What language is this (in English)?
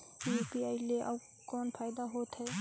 Chhattisgarhi